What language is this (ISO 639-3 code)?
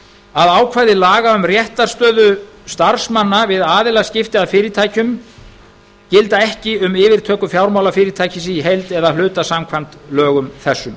isl